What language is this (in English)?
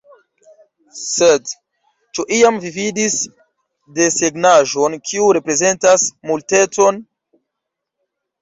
Esperanto